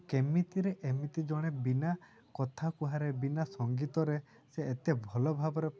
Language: Odia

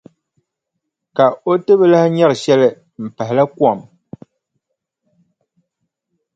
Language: Dagbani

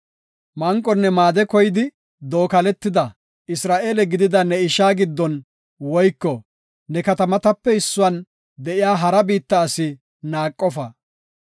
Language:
Gofa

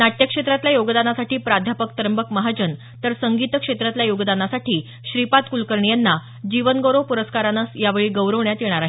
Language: Marathi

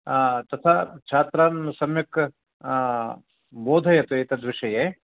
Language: Sanskrit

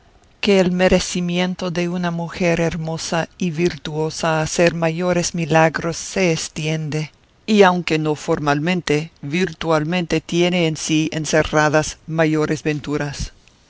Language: Spanish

